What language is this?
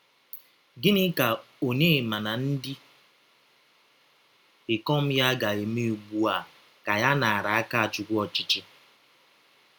Igbo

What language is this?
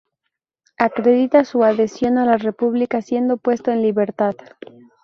Spanish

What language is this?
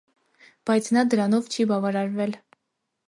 Armenian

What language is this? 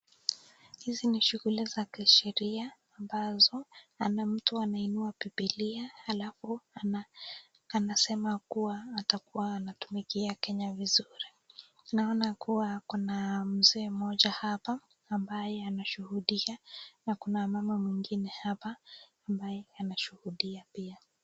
Swahili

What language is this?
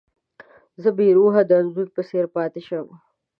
Pashto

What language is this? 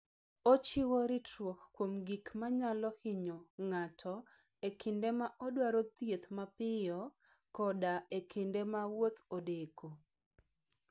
Luo (Kenya and Tanzania)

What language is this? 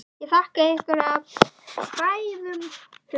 Icelandic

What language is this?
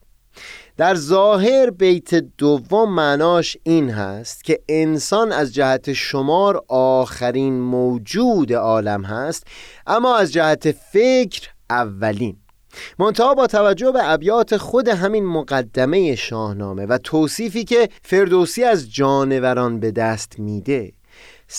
Persian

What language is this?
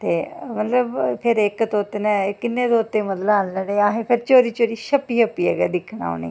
Dogri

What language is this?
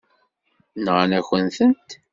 Kabyle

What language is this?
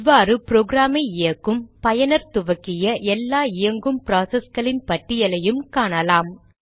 Tamil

